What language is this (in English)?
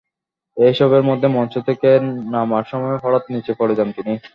Bangla